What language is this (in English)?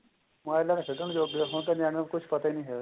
Punjabi